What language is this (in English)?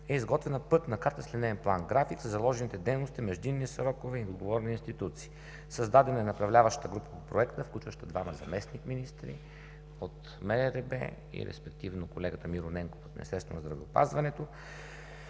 Bulgarian